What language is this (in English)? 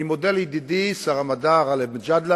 Hebrew